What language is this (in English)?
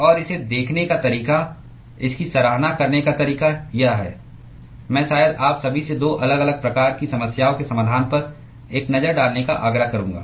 Hindi